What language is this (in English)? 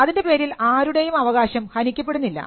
Malayalam